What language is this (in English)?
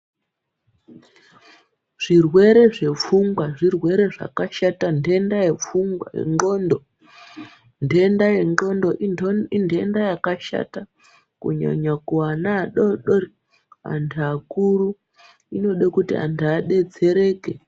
Ndau